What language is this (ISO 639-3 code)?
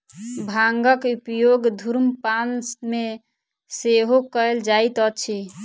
mai